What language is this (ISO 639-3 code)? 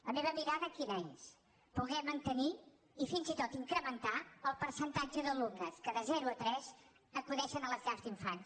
cat